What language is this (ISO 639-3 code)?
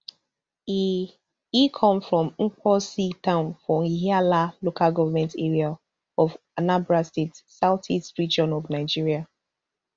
pcm